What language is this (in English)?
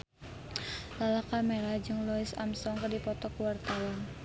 Sundanese